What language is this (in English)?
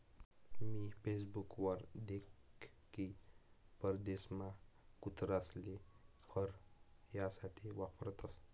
Marathi